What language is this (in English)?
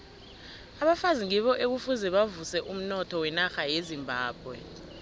South Ndebele